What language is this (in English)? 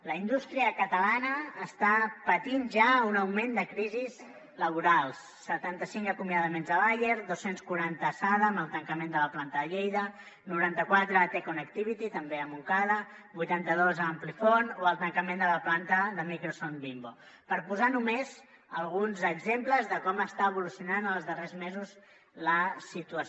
Catalan